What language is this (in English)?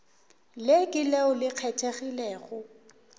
Northern Sotho